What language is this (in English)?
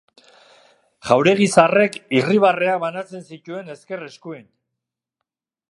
Basque